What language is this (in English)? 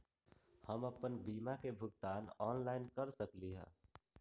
Magahi